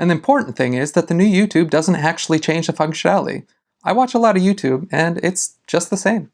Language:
English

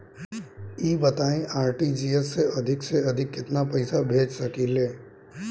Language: Bhojpuri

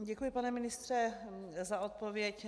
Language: Czech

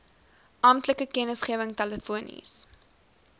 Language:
Afrikaans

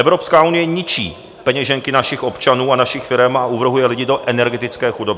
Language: Czech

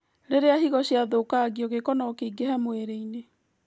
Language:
Kikuyu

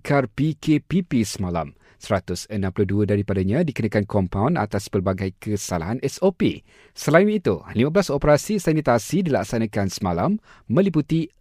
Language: Malay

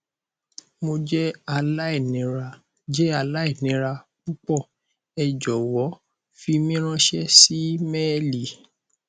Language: Yoruba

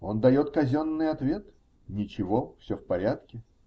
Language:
Russian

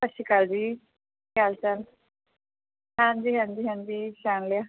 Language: Punjabi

